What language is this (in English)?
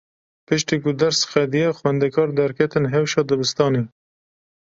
Kurdish